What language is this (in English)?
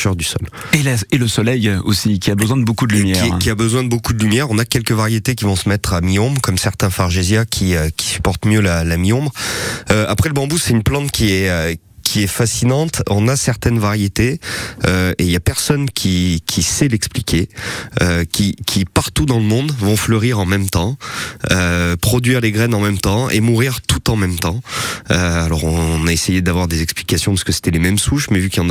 French